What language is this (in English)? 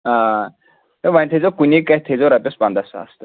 Kashmiri